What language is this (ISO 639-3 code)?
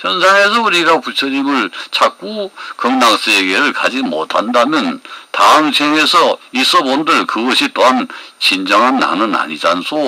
kor